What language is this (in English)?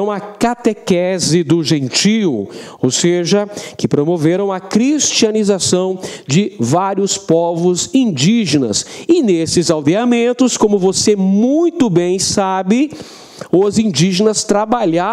Portuguese